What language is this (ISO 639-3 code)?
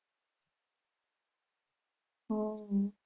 guj